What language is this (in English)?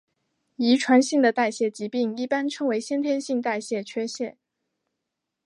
Chinese